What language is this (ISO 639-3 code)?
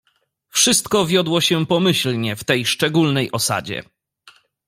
pol